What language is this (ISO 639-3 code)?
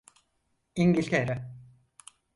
tur